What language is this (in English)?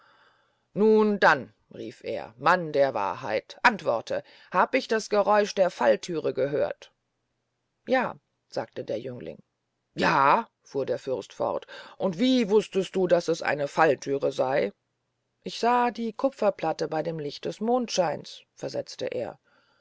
German